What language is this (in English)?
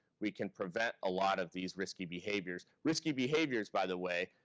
English